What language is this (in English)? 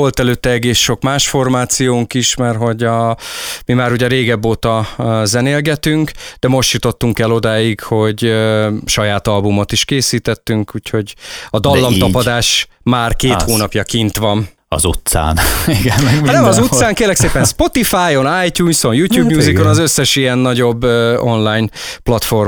Hungarian